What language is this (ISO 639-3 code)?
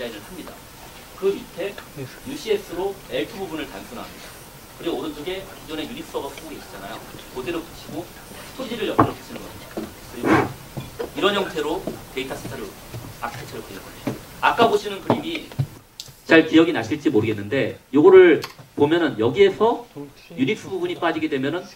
kor